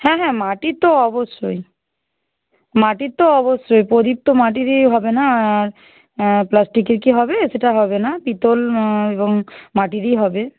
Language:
Bangla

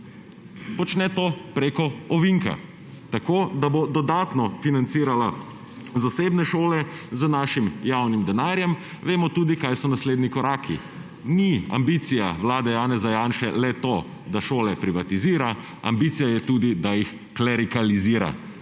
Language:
Slovenian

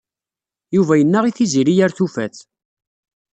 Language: Kabyle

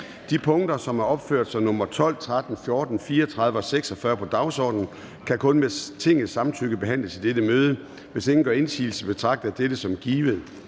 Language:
Danish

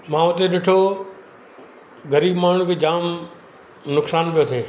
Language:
Sindhi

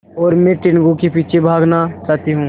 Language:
Hindi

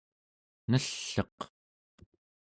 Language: Central Yupik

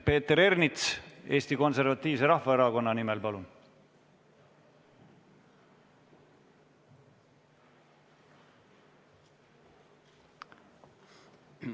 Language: Estonian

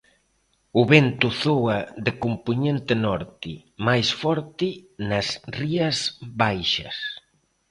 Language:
Galician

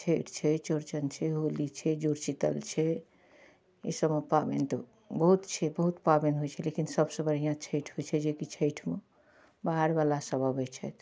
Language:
Maithili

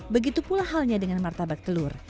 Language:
Indonesian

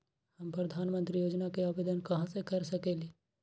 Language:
Magahi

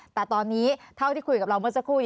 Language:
Thai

